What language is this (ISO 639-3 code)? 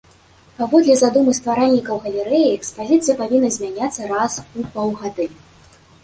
bel